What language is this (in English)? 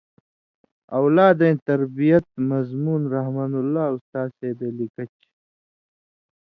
Indus Kohistani